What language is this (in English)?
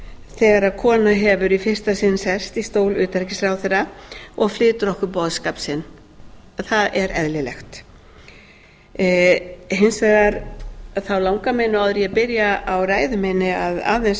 Icelandic